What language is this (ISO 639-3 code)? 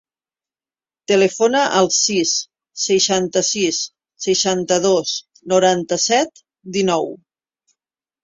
cat